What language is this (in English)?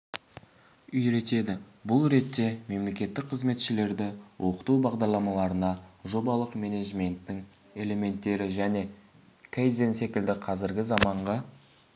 Kazakh